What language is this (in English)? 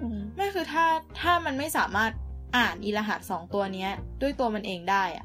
Thai